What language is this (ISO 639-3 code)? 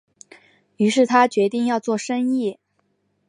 zho